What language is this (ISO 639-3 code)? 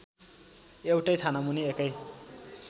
nep